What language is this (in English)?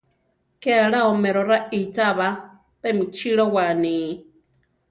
Central Tarahumara